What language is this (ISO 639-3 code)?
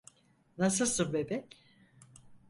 tur